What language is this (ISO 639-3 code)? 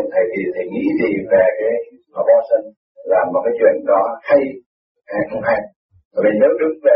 vie